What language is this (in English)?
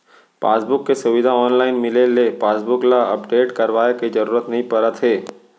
Chhattisgarhi